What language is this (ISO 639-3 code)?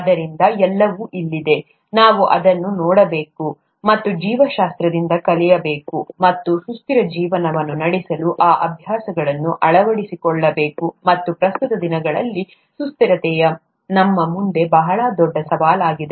kan